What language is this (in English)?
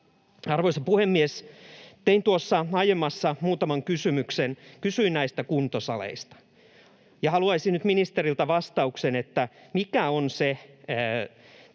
Finnish